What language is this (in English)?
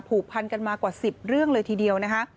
Thai